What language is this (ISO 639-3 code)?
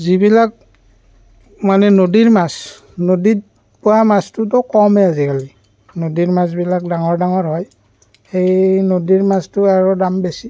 asm